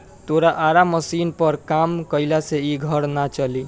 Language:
Bhojpuri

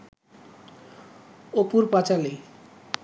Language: Bangla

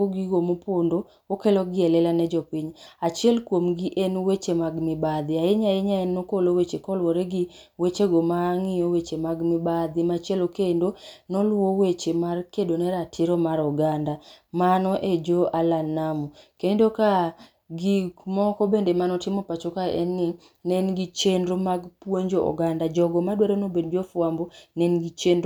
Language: Luo (Kenya and Tanzania)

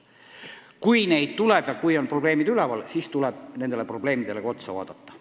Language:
Estonian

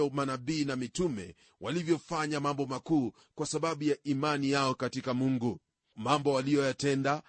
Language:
Swahili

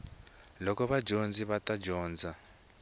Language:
Tsonga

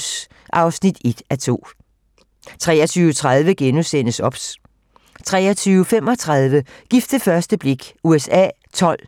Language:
Danish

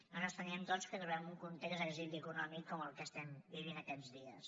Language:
Catalan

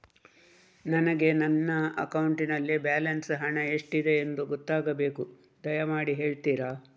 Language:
Kannada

